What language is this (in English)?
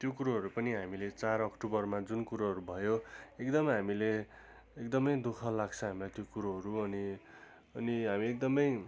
Nepali